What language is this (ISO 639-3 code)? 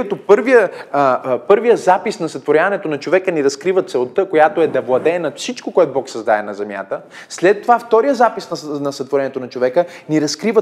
bul